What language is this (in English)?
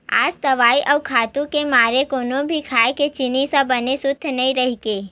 Chhattisgarhi